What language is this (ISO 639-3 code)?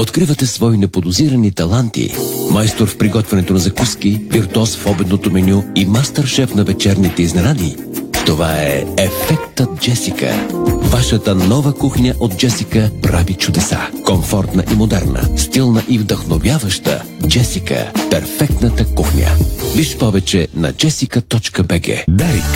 bul